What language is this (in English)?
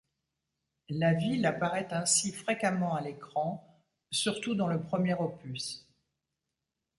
French